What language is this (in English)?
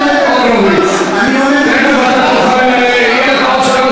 Hebrew